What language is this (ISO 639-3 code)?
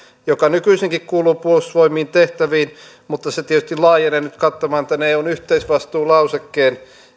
fin